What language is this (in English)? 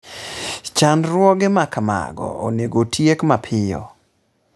Luo (Kenya and Tanzania)